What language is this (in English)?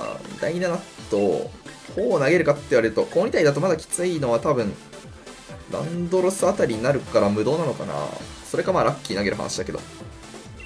Japanese